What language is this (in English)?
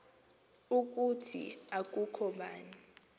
Xhosa